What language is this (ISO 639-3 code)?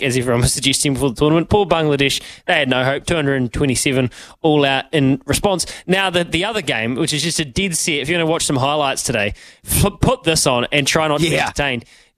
eng